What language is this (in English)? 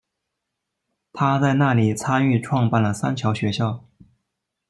Chinese